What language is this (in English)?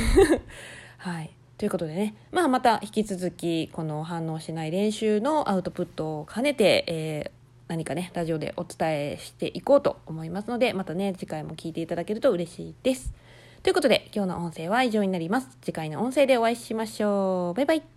Japanese